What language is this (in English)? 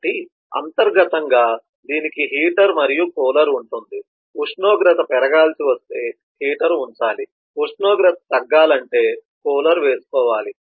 Telugu